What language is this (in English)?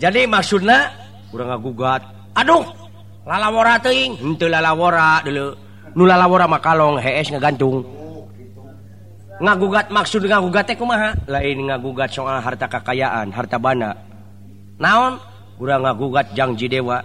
Indonesian